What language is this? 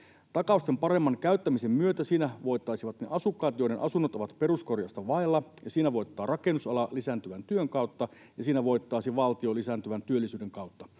Finnish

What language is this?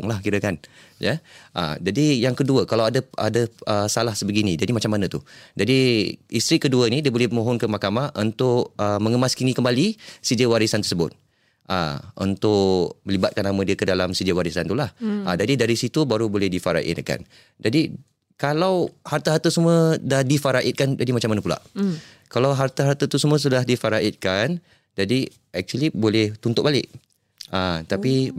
Malay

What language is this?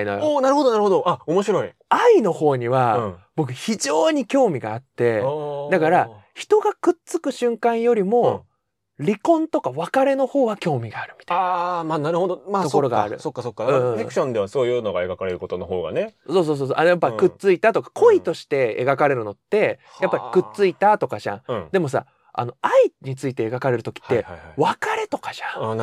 Japanese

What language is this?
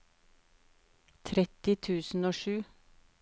Norwegian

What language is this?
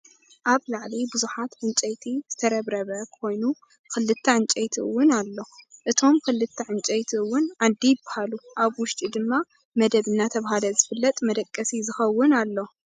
Tigrinya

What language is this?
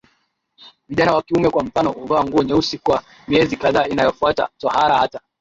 Swahili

